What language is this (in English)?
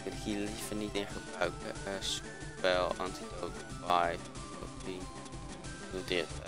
Dutch